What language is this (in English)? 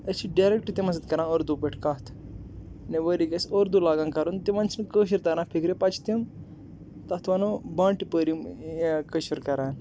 Kashmiri